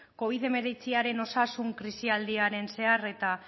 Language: Basque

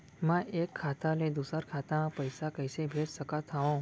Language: Chhattisgarhi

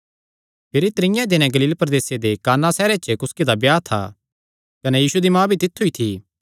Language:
Kangri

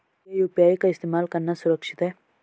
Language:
Hindi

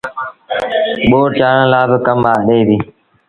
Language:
Sindhi Bhil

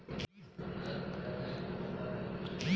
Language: Bhojpuri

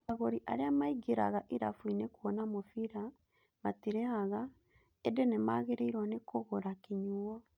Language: Kikuyu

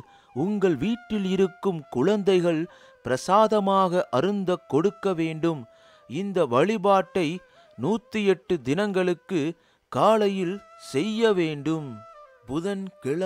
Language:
Tamil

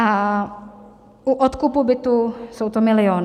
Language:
Czech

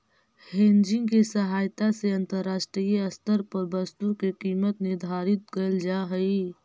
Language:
Magahi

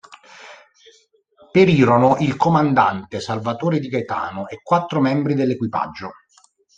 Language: Italian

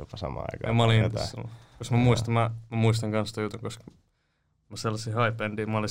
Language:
Finnish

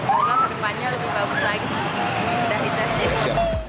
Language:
Indonesian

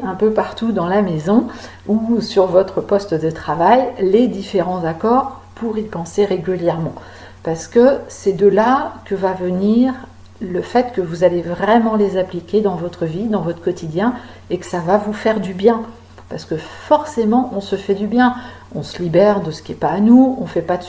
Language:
French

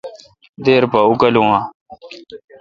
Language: Kalkoti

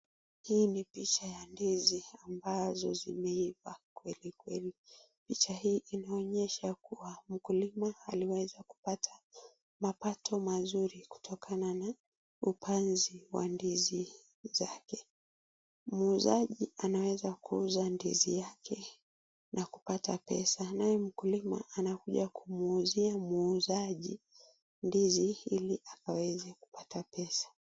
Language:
Swahili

